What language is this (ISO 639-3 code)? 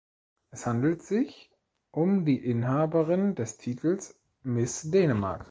deu